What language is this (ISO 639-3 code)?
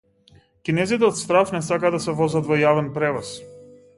mkd